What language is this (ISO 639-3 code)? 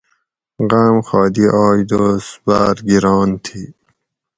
gwc